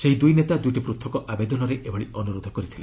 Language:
Odia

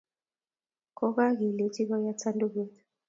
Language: Kalenjin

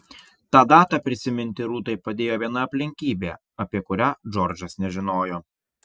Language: Lithuanian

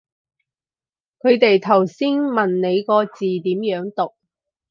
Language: Cantonese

